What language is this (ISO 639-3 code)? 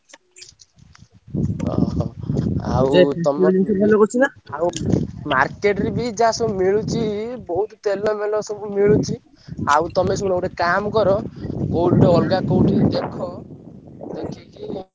ori